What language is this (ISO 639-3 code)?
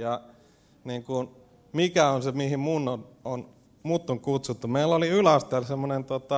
fin